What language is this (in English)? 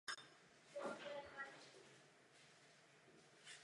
Czech